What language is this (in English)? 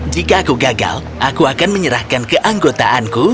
Indonesian